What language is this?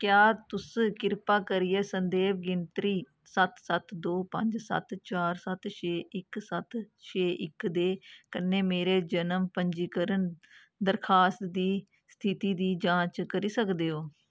Dogri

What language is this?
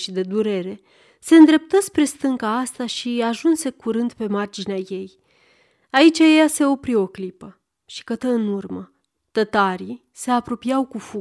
Romanian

